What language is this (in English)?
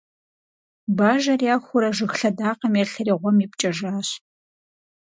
Kabardian